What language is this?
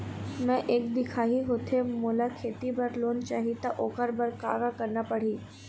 Chhattisgarhi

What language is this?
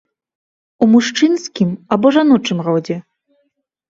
Belarusian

